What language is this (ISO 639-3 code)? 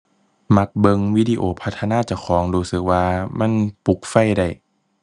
tha